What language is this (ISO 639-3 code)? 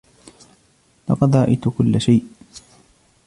ara